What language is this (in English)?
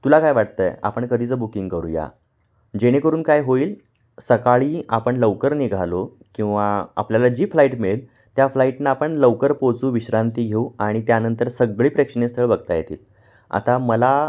Marathi